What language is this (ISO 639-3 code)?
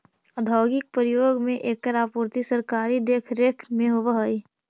mag